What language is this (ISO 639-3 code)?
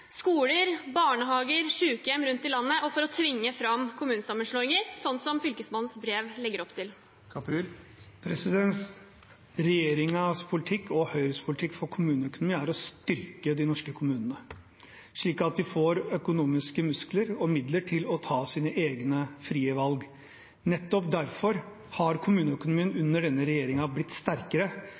nob